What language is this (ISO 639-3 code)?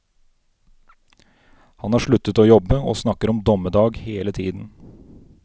nor